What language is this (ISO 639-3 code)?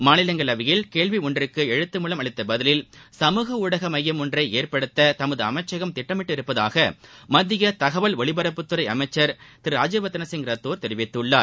tam